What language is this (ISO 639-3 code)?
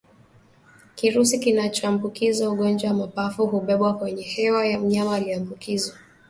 swa